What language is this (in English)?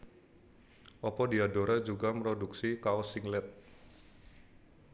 Javanese